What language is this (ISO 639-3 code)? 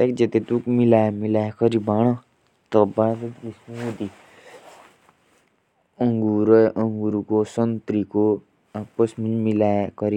jns